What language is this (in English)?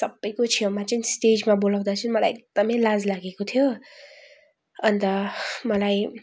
Nepali